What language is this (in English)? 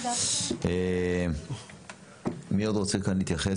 Hebrew